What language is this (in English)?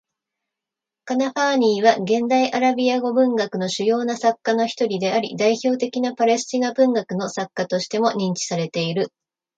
Japanese